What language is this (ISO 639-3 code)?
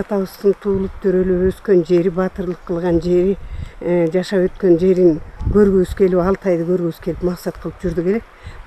tur